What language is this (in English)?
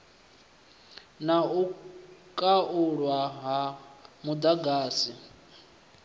Venda